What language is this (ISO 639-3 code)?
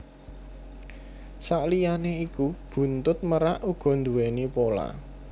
jav